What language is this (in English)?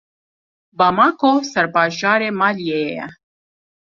Kurdish